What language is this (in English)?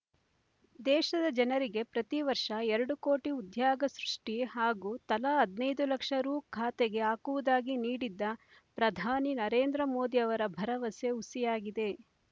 Kannada